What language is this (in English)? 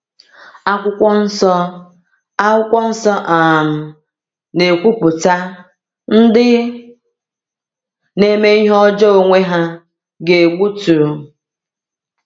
Igbo